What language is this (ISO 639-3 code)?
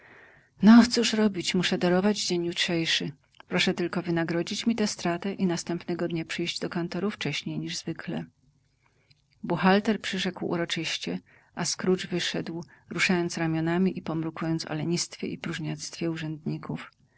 pol